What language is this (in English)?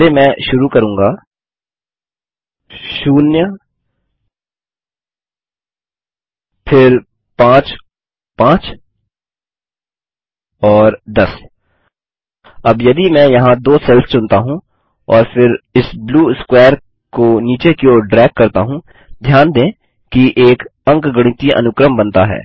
Hindi